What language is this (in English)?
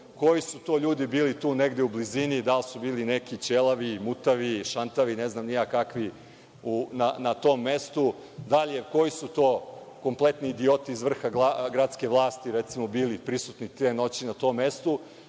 Serbian